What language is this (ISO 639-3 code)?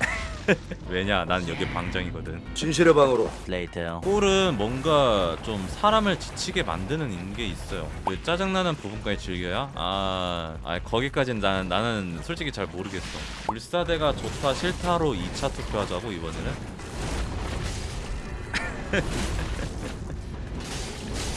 kor